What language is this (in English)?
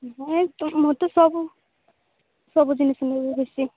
Odia